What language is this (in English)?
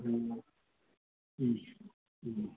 Urdu